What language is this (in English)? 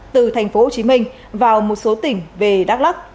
Vietnamese